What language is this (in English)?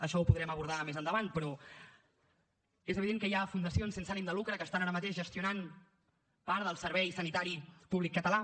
Catalan